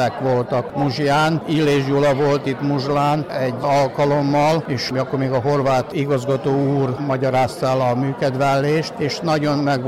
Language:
Hungarian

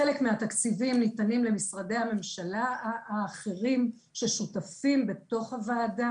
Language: Hebrew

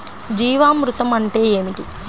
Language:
Telugu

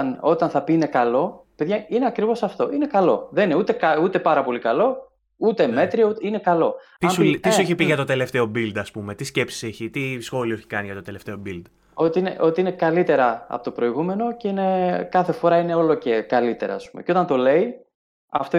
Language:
Greek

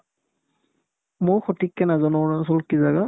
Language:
Assamese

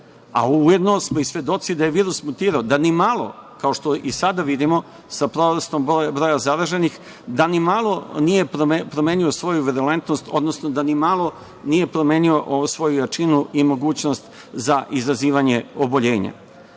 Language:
Serbian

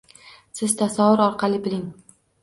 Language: Uzbek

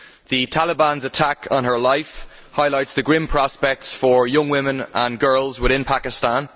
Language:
English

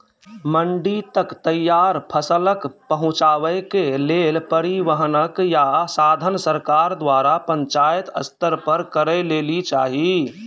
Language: Maithili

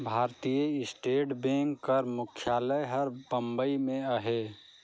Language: Chhattisgarhi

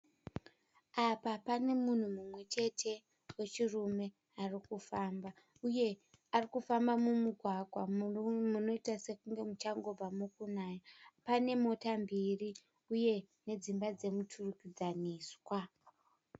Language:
Shona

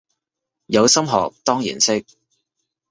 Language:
Cantonese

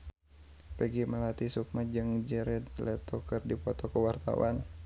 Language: Sundanese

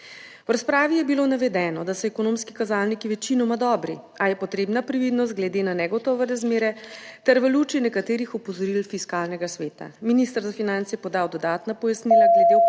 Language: Slovenian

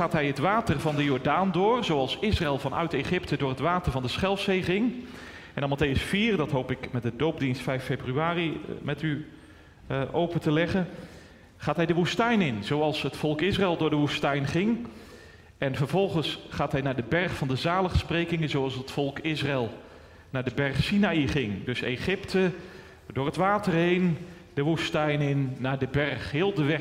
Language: Dutch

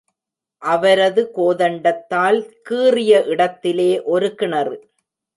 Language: Tamil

